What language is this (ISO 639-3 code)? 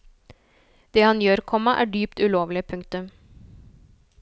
nor